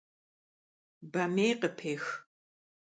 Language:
Kabardian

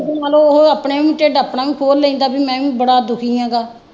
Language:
Punjabi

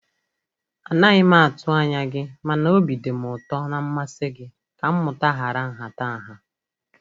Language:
Igbo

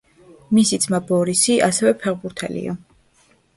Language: Georgian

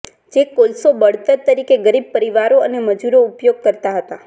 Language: Gujarati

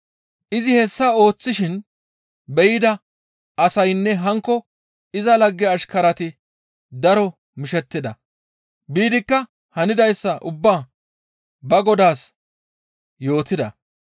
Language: Gamo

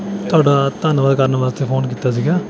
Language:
Punjabi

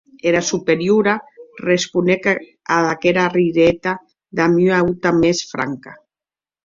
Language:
Occitan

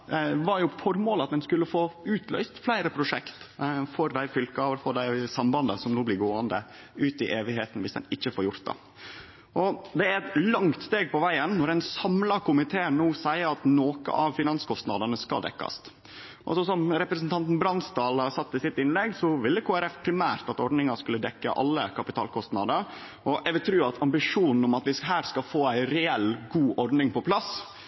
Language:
Norwegian Nynorsk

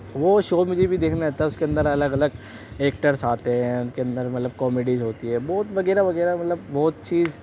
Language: Urdu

